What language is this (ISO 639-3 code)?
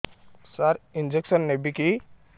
ori